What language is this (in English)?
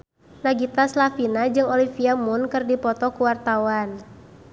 Sundanese